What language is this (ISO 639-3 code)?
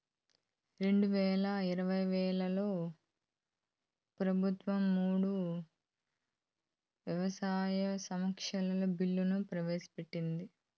tel